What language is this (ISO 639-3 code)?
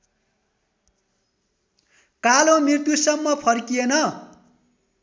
nep